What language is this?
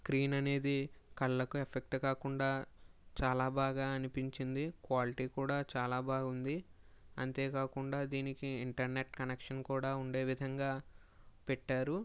Telugu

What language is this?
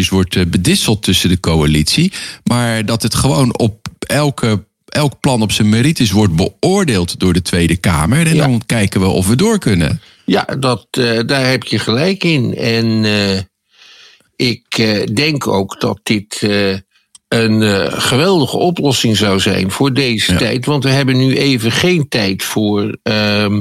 Dutch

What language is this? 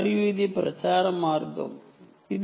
Telugu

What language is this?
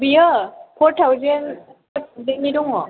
Bodo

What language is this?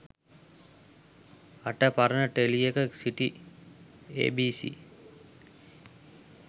Sinhala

